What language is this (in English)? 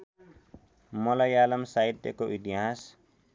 Nepali